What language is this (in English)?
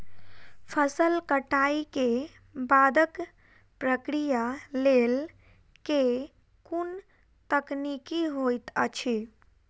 Maithili